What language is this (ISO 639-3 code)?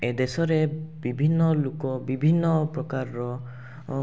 ori